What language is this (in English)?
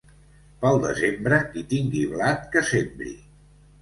Catalan